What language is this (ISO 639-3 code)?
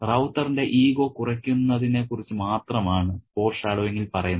mal